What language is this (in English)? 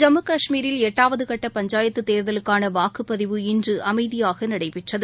Tamil